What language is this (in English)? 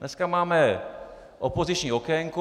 Czech